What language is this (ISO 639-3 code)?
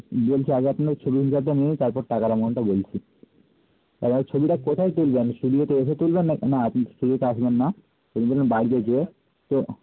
ben